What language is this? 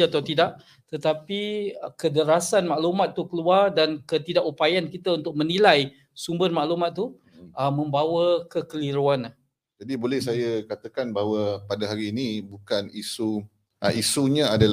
Malay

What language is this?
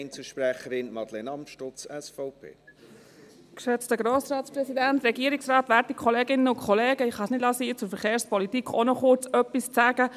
Swiss German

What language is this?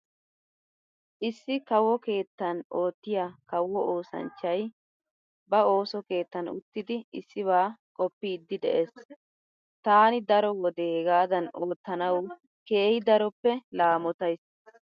Wolaytta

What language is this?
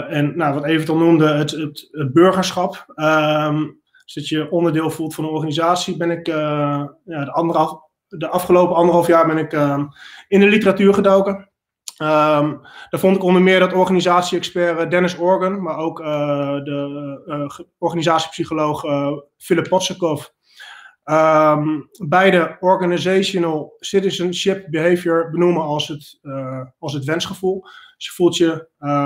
Dutch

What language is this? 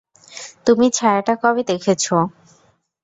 Bangla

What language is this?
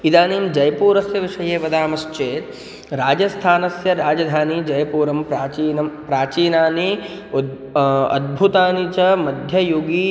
Sanskrit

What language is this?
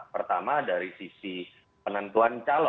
Indonesian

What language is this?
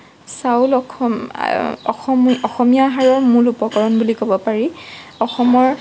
Assamese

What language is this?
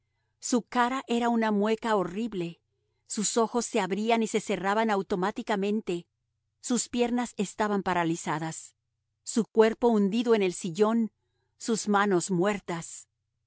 Spanish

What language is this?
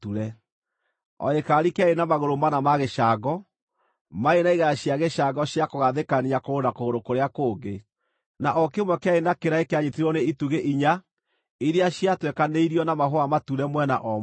Kikuyu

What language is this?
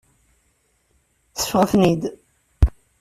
Kabyle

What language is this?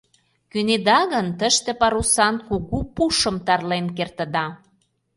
Mari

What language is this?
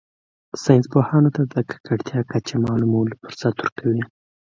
Pashto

